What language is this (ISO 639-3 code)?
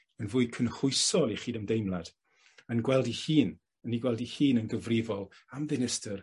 cym